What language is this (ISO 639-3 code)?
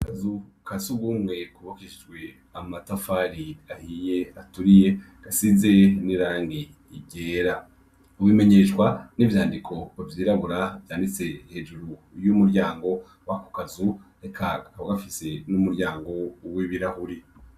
run